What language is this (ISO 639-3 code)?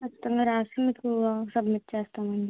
tel